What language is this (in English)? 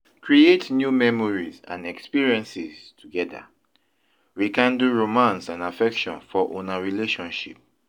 Nigerian Pidgin